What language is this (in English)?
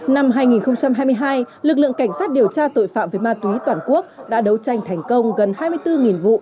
Vietnamese